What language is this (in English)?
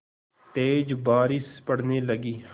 Hindi